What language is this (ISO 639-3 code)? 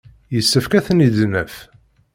kab